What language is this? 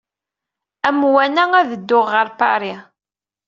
Kabyle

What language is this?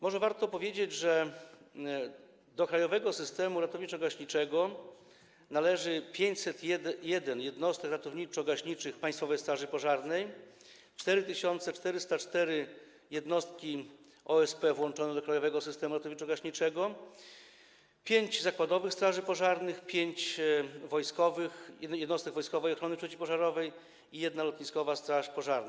Polish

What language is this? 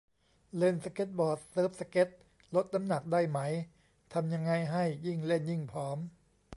Thai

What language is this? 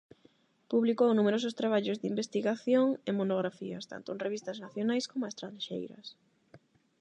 Galician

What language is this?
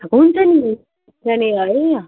Nepali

